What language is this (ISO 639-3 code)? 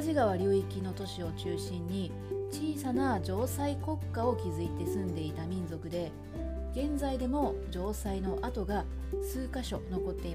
jpn